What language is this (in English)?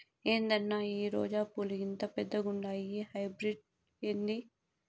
Telugu